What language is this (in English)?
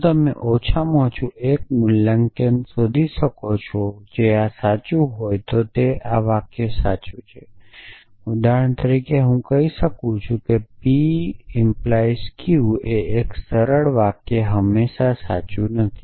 Gujarati